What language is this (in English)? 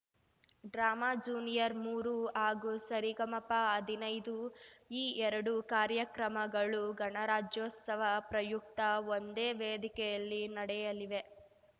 Kannada